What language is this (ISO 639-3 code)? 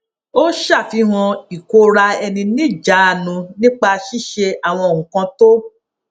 yor